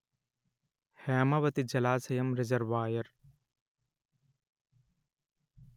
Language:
Telugu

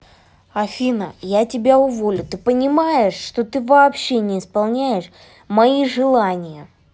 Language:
Russian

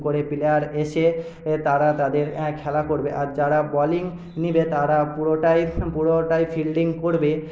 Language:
Bangla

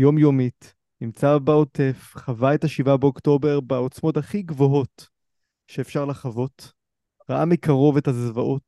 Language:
Hebrew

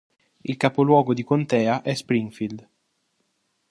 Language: Italian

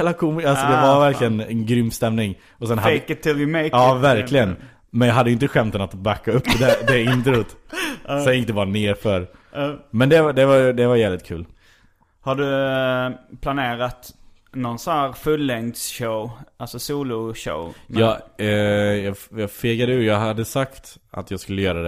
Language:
Swedish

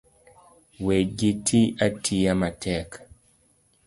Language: Luo (Kenya and Tanzania)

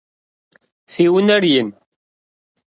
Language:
Kabardian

